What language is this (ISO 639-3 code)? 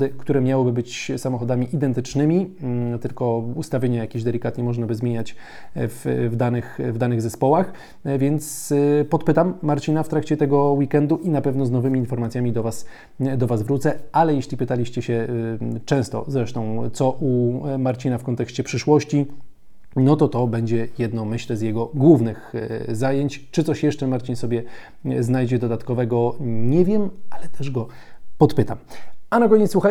pol